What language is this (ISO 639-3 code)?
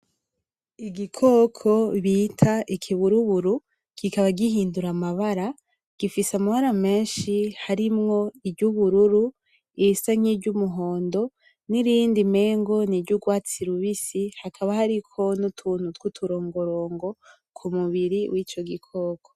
run